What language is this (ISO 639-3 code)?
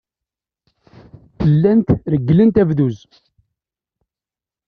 kab